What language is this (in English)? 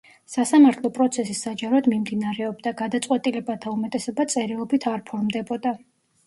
Georgian